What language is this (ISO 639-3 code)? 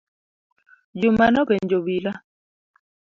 luo